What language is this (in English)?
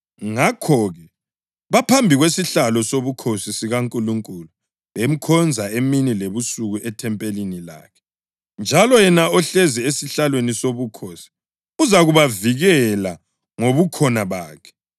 North Ndebele